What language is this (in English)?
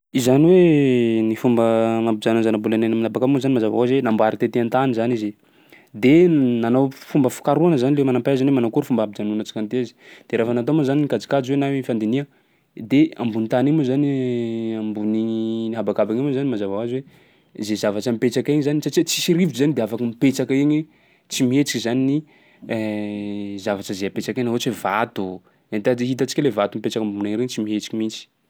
Sakalava Malagasy